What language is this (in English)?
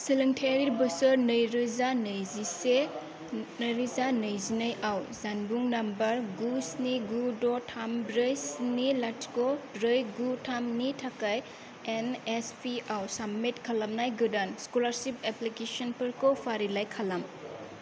Bodo